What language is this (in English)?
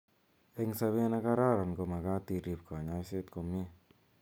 Kalenjin